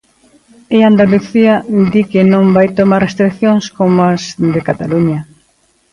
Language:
Galician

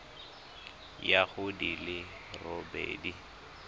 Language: Tswana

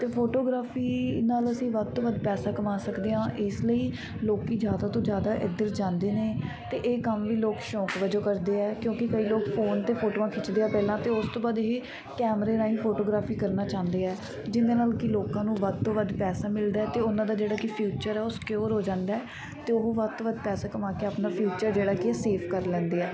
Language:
Punjabi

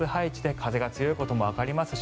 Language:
Japanese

